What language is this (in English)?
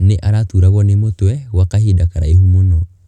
Kikuyu